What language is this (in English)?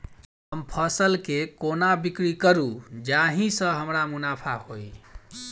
Maithili